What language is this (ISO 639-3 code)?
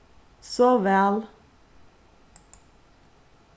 fao